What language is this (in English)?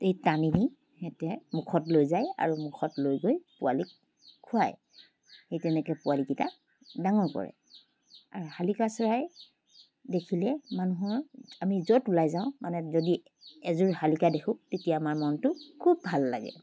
Assamese